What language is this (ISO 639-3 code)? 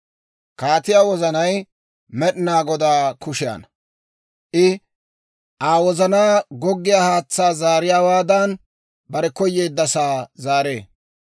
dwr